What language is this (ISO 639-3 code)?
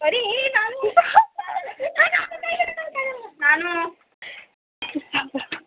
kok